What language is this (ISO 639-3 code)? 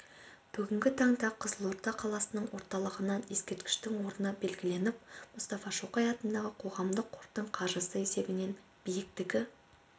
kaz